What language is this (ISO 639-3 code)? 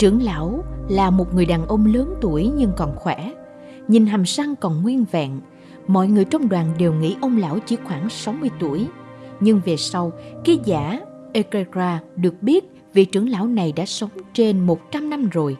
vie